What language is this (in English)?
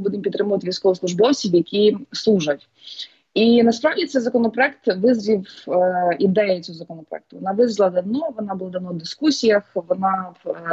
Ukrainian